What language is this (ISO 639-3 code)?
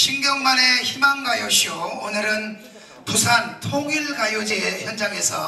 kor